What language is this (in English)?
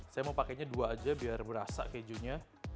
Indonesian